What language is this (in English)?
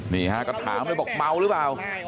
Thai